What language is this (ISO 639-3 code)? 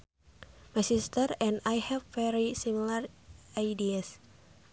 sun